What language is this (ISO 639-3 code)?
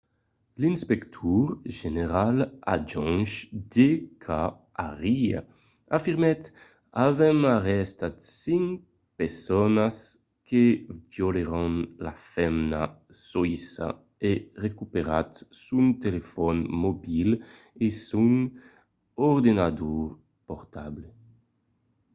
oci